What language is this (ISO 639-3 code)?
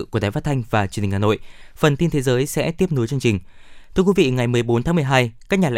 vie